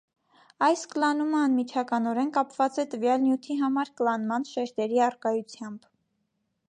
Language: Armenian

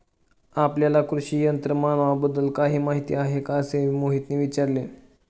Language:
Marathi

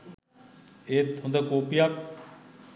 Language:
Sinhala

